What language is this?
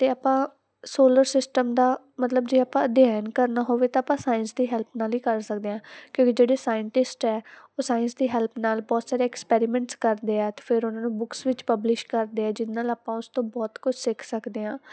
Punjabi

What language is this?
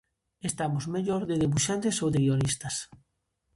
Galician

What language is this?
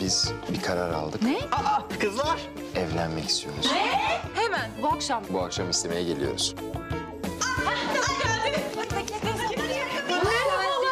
Turkish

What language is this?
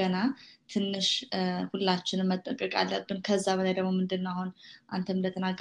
Amharic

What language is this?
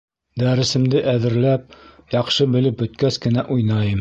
Bashkir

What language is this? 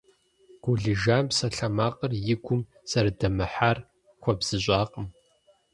Kabardian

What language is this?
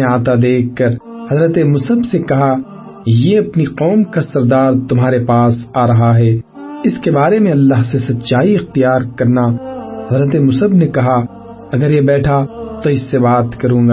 Urdu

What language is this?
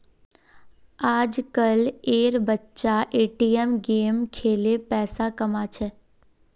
Magahi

